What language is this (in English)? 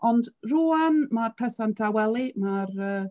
Welsh